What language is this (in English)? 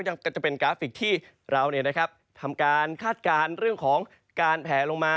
Thai